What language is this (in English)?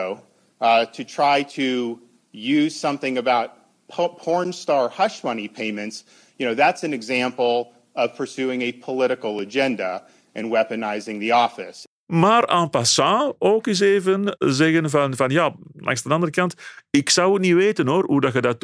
Dutch